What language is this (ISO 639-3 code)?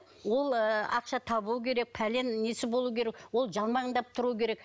kaz